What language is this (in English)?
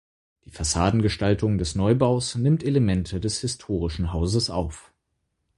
German